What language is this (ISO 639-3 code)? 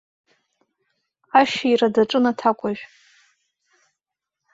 abk